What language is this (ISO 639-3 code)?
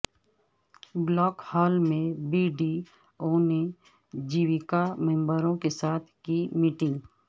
urd